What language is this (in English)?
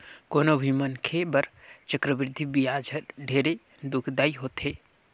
Chhattisgarhi